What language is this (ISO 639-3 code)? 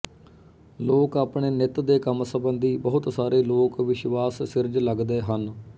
pan